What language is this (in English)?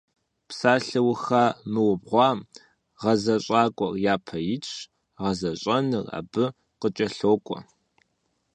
Kabardian